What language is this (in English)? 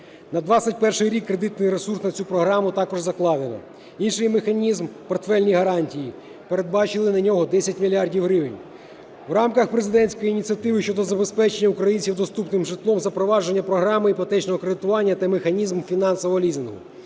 Ukrainian